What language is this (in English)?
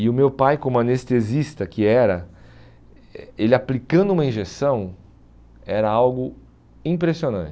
Portuguese